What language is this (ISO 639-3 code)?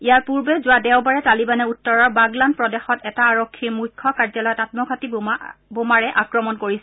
asm